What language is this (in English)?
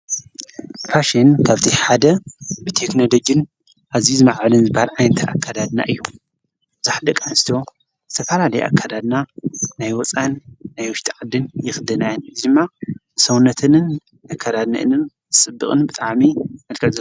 Tigrinya